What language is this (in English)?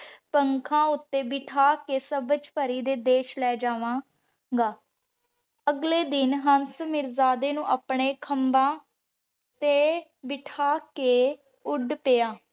Punjabi